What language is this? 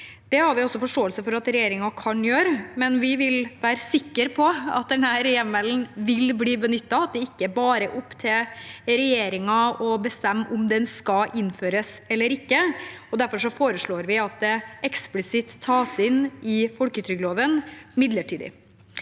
Norwegian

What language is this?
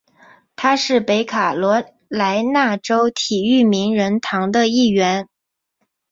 Chinese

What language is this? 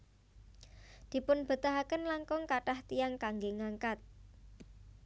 Javanese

